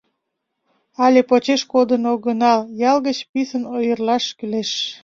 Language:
Mari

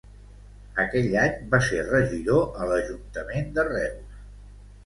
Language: Catalan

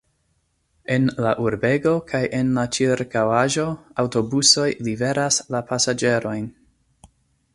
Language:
Esperanto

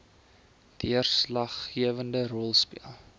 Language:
Afrikaans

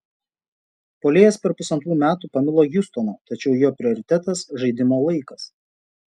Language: Lithuanian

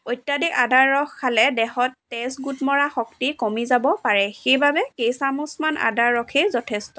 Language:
Assamese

